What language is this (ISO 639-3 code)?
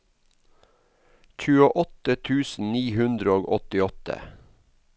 nor